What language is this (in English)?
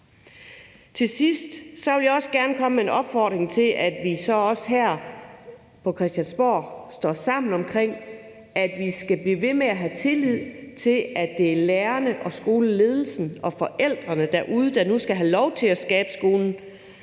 Danish